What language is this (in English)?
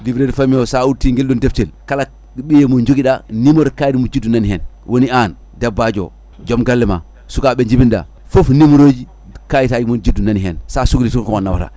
Fula